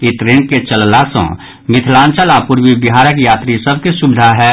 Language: Maithili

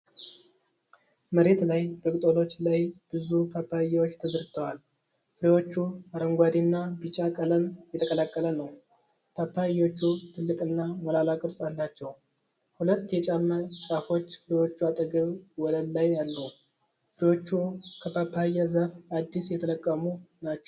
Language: Amharic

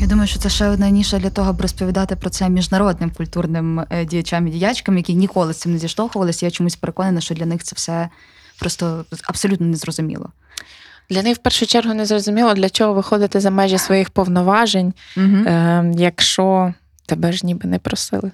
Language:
Ukrainian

